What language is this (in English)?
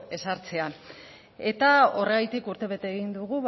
Basque